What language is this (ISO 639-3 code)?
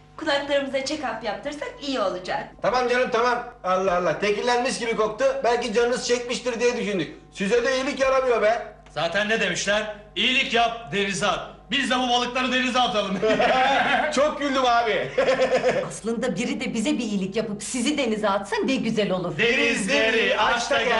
tur